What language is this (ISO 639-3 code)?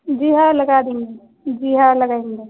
urd